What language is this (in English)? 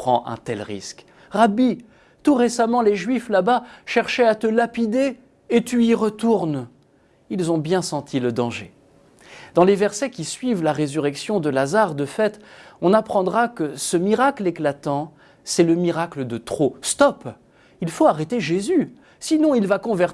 French